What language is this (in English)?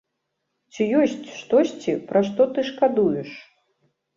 Belarusian